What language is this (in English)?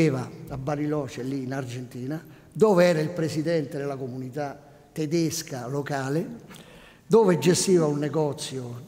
Italian